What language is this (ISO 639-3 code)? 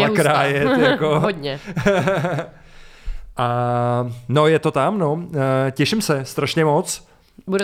ces